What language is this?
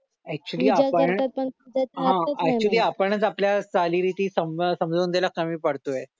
Marathi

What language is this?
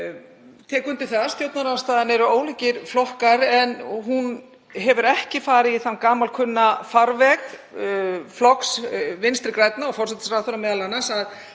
Icelandic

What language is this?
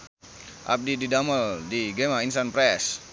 Sundanese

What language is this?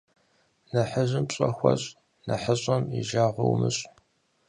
Kabardian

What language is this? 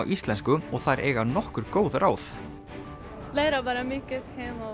Icelandic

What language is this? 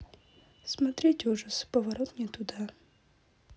Russian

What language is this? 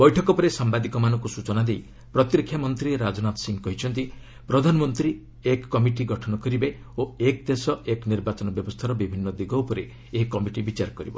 Odia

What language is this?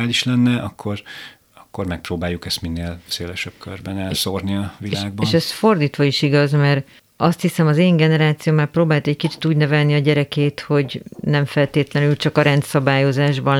Hungarian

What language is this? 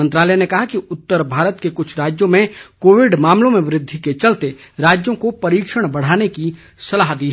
Hindi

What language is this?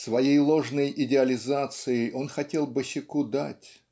Russian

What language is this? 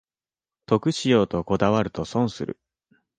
Japanese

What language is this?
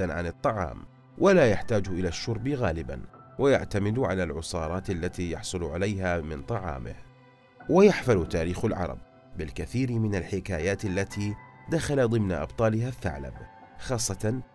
Arabic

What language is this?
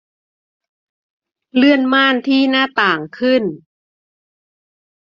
Thai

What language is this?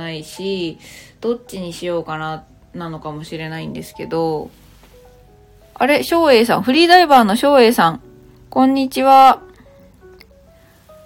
Japanese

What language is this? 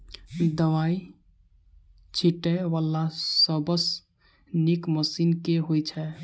Maithili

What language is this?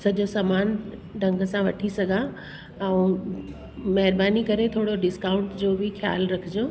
Sindhi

